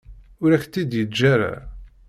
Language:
Kabyle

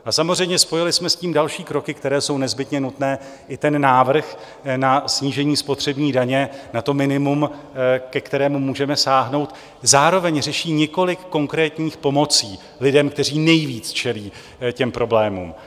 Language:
Czech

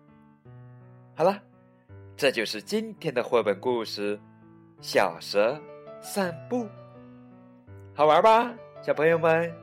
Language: Chinese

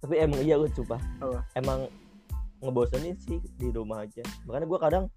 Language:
Indonesian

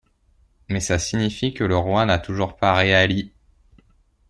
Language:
French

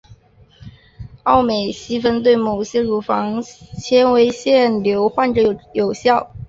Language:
Chinese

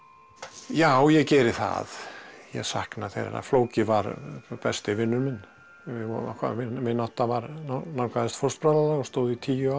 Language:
Icelandic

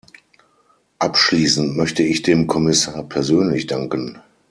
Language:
German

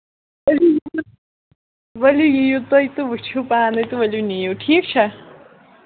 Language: Kashmiri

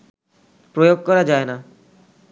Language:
Bangla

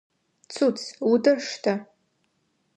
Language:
Adyghe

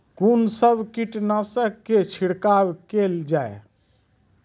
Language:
Maithili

